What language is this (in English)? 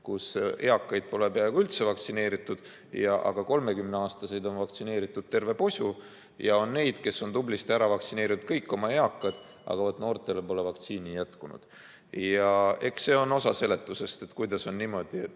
Estonian